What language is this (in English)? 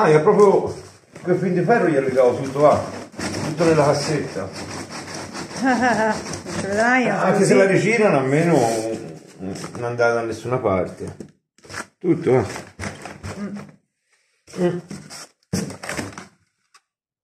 Italian